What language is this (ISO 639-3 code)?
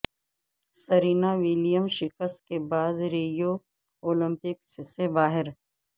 urd